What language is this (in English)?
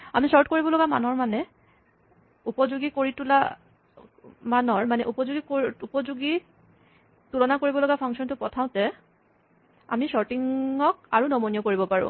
Assamese